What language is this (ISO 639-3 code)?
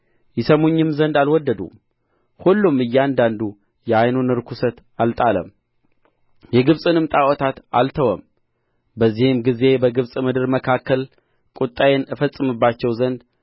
amh